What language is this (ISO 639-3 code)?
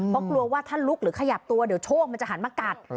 tha